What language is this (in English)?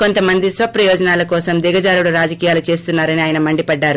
Telugu